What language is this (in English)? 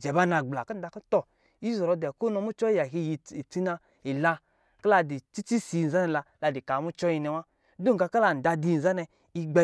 Lijili